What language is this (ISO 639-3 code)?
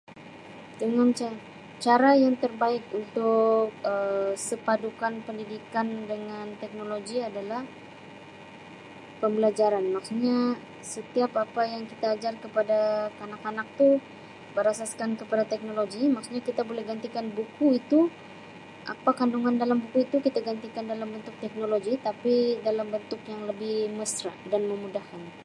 msi